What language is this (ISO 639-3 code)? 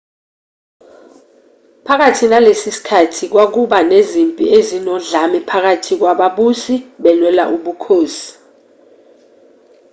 zul